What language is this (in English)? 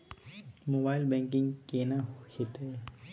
Maithili